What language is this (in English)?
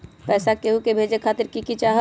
Magahi